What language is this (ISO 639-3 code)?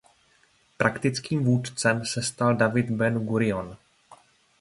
ces